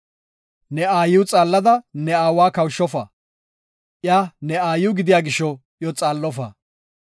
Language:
Gofa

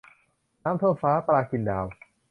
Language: Thai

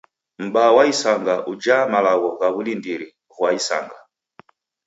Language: Taita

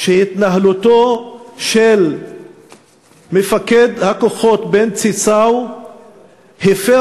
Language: Hebrew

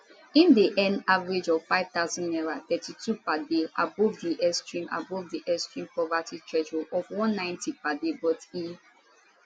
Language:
Nigerian Pidgin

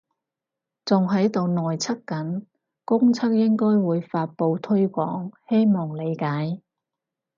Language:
Cantonese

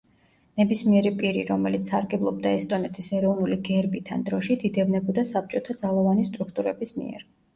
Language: Georgian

